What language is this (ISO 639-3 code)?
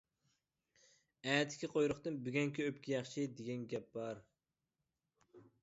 uig